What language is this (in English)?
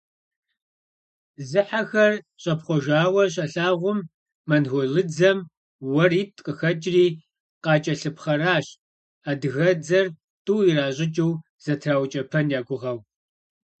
Kabardian